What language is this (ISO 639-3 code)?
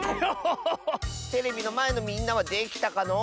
jpn